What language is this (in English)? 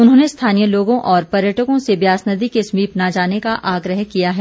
Hindi